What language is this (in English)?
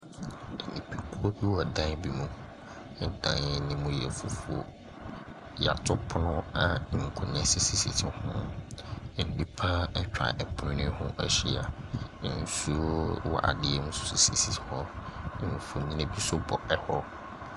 Akan